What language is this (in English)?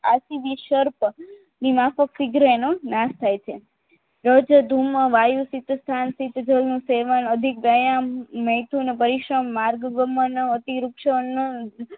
Gujarati